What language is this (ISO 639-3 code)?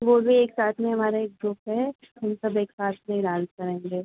hin